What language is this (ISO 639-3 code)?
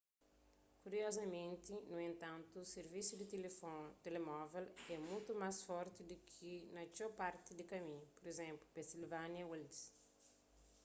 kea